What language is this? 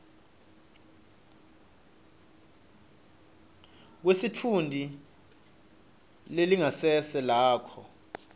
Swati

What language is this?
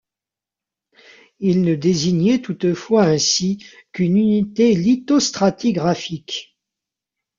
French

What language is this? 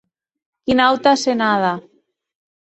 Occitan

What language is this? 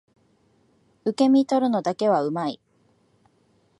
Japanese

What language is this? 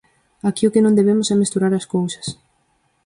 Galician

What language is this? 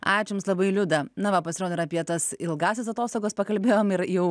Lithuanian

